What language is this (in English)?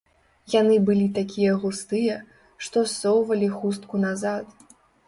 Belarusian